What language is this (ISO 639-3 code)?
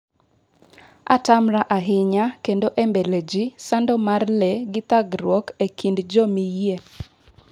luo